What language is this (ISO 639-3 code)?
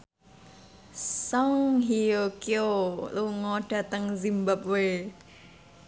jav